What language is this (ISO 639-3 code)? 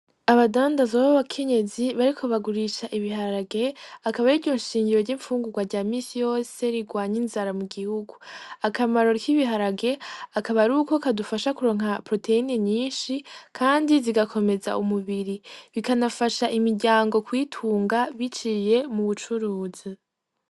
run